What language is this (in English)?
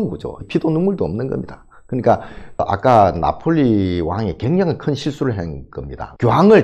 Korean